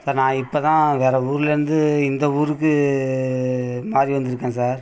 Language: Tamil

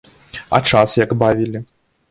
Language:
Belarusian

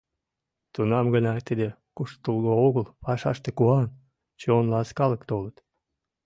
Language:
Mari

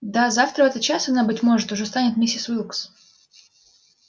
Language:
Russian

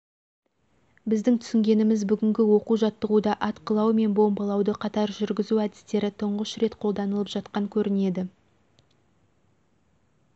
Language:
Kazakh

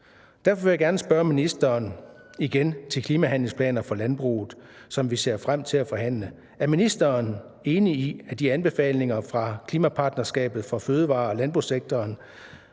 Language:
Danish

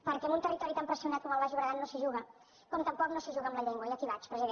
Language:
Catalan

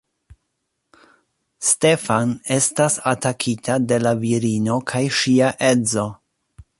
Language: Esperanto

